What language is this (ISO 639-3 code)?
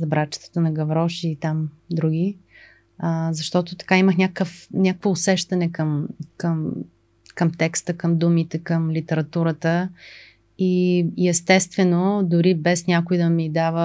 bul